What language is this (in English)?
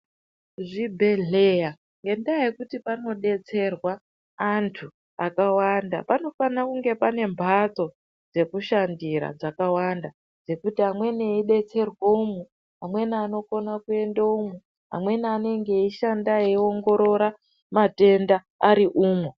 Ndau